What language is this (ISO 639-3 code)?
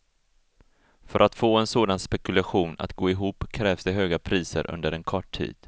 swe